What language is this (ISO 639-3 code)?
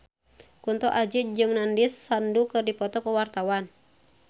sun